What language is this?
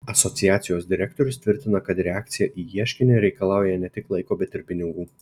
Lithuanian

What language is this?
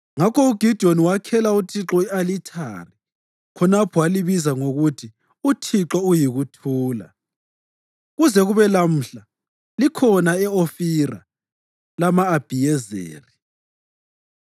North Ndebele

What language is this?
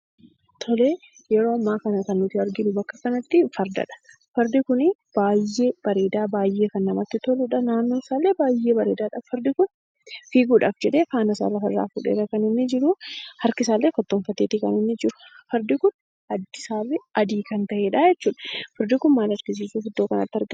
Oromo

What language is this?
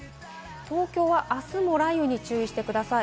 Japanese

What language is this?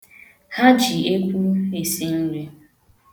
Igbo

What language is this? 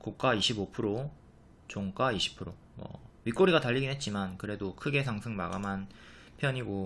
Korean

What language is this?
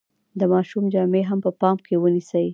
Pashto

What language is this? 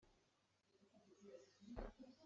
Hakha Chin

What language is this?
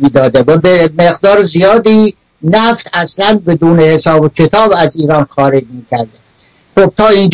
Persian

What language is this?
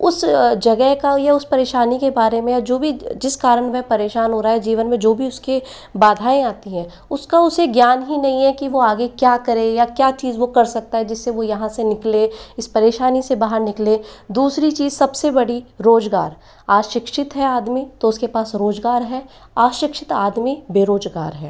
Hindi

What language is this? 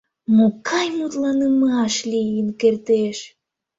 Mari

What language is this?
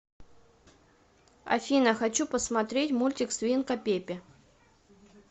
Russian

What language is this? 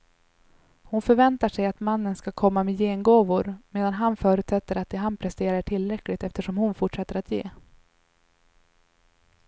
Swedish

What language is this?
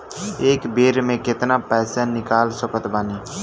Bhojpuri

